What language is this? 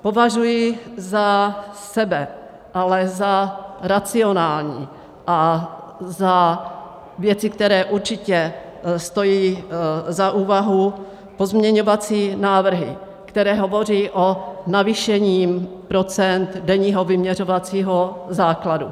Czech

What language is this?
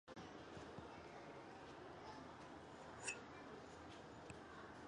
Chinese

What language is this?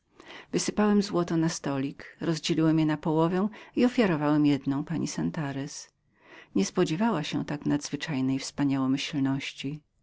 Polish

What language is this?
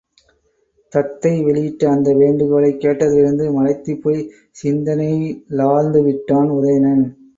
Tamil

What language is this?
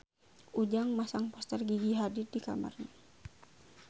Sundanese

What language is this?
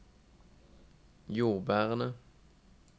Norwegian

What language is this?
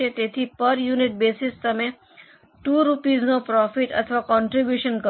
Gujarati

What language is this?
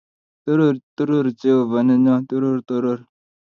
Kalenjin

